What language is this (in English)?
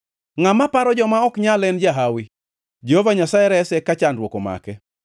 Luo (Kenya and Tanzania)